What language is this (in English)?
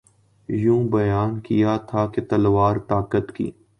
Urdu